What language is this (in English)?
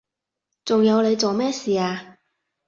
Cantonese